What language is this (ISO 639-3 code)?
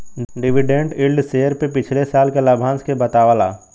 bho